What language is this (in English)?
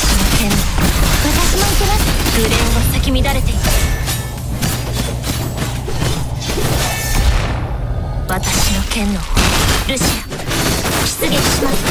Japanese